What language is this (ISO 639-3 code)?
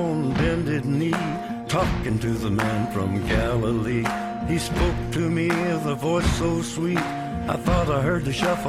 fas